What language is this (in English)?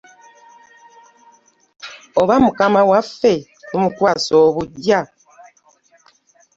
Ganda